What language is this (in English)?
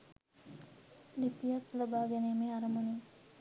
Sinhala